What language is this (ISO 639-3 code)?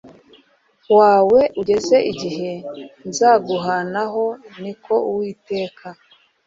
kin